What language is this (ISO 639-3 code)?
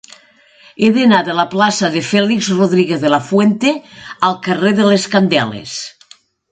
cat